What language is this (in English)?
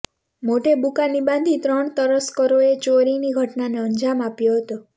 Gujarati